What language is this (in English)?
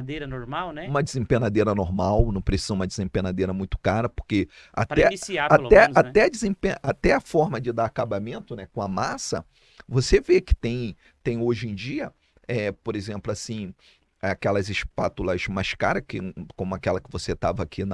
Portuguese